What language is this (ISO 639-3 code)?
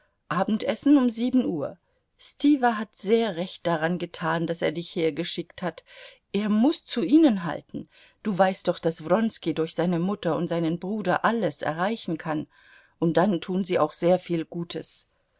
deu